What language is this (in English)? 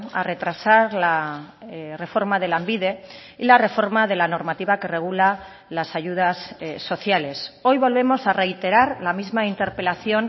Spanish